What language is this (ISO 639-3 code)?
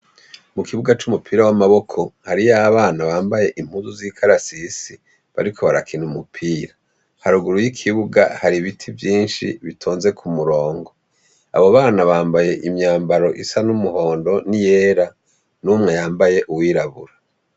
run